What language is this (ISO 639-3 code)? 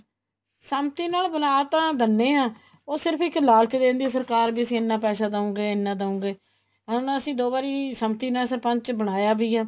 pan